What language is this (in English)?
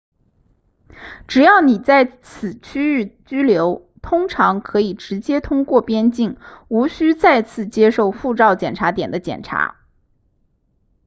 Chinese